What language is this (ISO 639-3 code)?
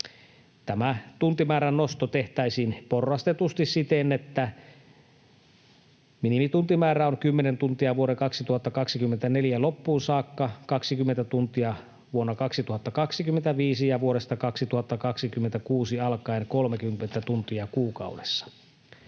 fin